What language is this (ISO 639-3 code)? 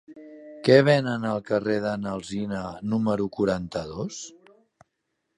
cat